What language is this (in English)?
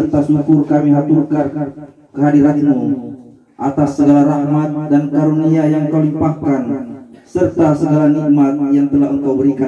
Indonesian